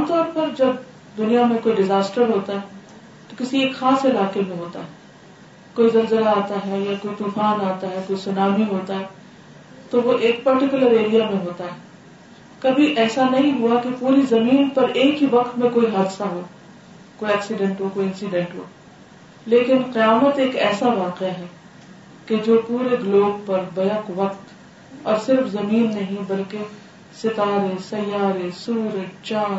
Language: Urdu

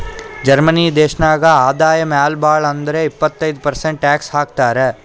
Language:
Kannada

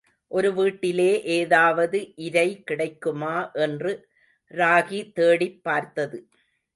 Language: Tamil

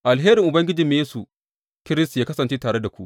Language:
Hausa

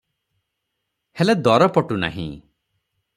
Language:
Odia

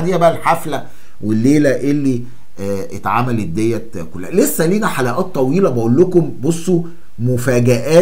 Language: Arabic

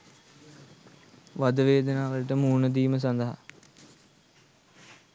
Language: Sinhala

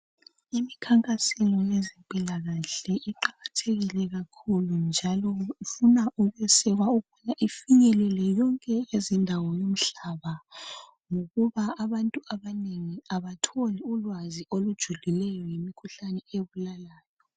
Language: North Ndebele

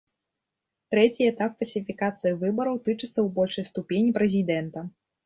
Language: Belarusian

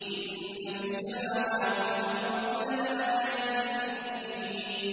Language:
Arabic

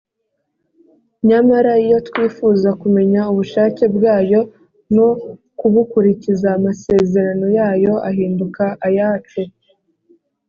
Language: Kinyarwanda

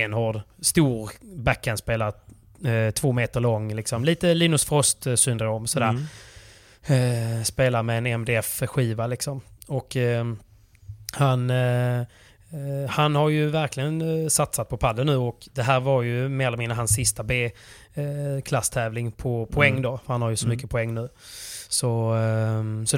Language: Swedish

